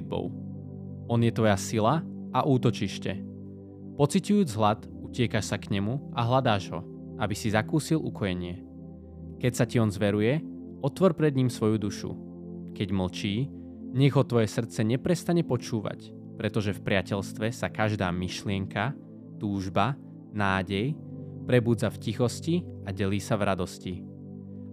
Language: Slovak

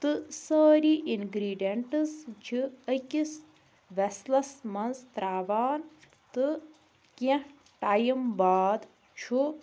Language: Kashmiri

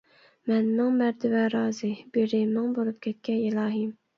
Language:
Uyghur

